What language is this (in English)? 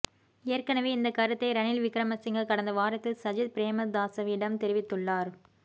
Tamil